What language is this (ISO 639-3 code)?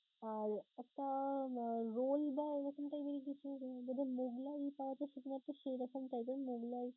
ben